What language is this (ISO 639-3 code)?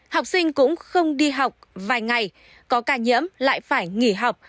vie